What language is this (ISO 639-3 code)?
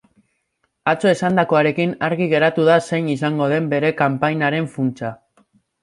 eus